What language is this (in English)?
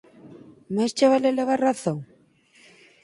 Galician